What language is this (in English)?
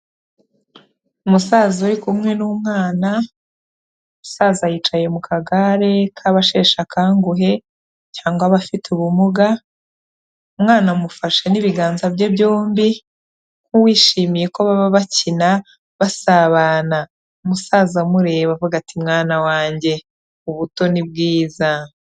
Kinyarwanda